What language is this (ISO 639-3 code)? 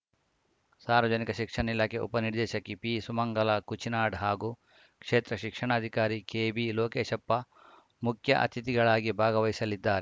kan